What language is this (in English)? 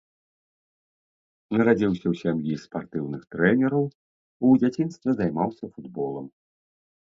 Belarusian